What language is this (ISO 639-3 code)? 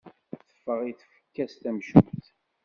kab